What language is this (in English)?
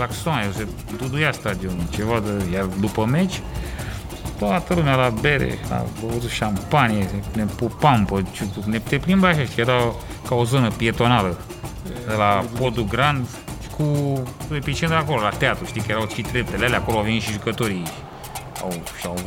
Romanian